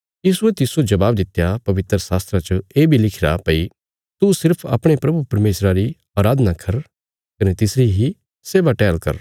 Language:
Bilaspuri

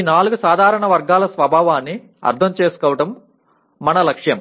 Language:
Telugu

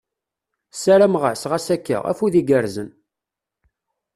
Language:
Kabyle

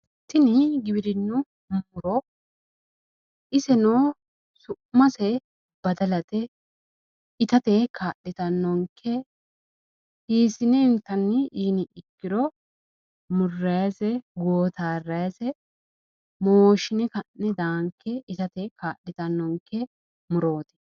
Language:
Sidamo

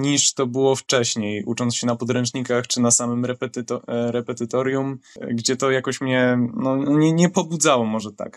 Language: Polish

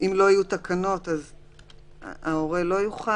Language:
Hebrew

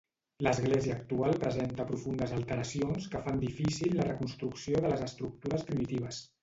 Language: Catalan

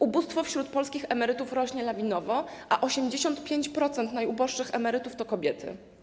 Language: Polish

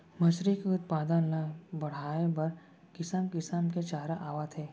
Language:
Chhattisgarhi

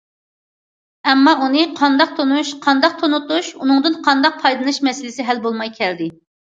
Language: Uyghur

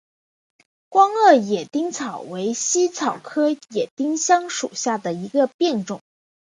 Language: Chinese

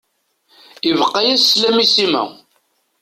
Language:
Kabyle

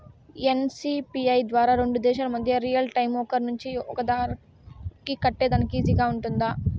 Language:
Telugu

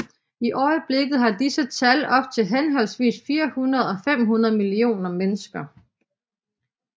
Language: Danish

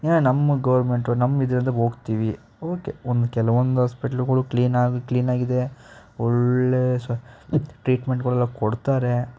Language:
Kannada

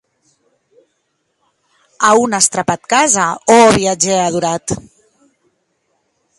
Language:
Occitan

